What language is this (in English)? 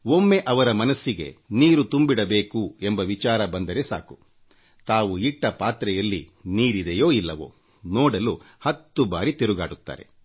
Kannada